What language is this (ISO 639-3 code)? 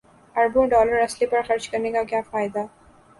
urd